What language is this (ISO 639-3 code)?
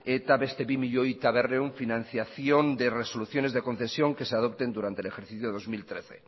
spa